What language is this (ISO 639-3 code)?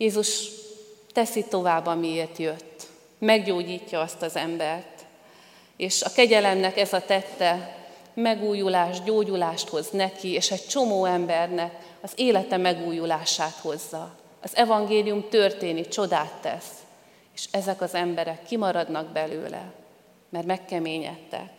hun